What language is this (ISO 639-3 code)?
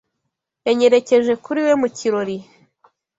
kin